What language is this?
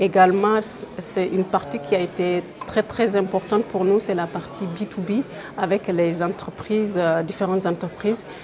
French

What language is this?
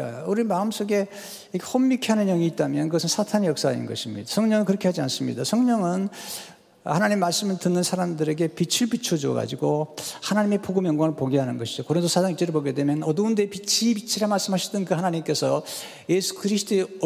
Korean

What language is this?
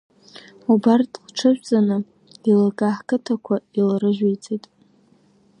Abkhazian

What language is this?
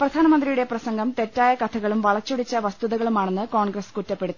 Malayalam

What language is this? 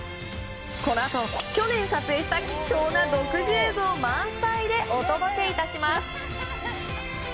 Japanese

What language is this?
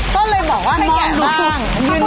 Thai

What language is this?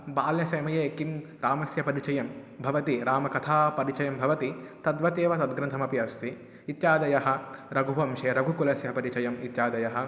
Sanskrit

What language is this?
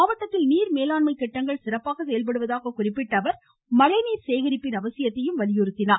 Tamil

